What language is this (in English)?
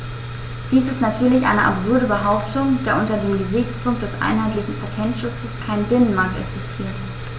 German